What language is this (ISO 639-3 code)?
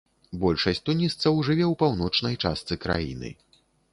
bel